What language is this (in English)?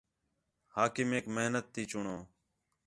Khetrani